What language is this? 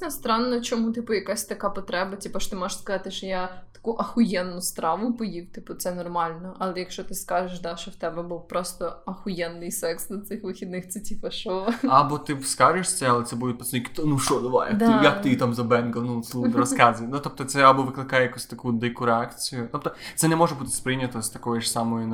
Ukrainian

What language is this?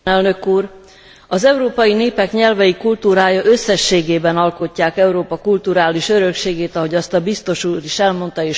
Hungarian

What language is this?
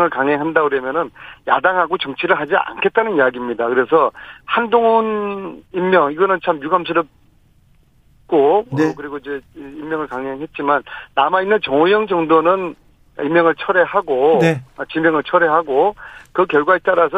Korean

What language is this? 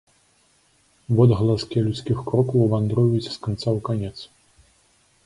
Belarusian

